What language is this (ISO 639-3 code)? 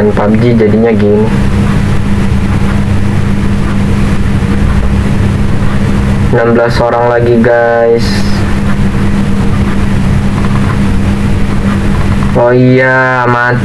ind